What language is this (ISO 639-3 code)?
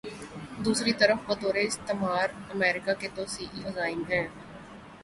urd